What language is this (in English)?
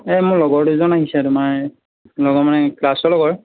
Assamese